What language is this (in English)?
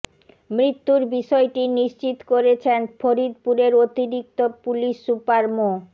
Bangla